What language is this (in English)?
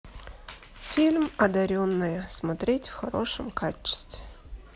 Russian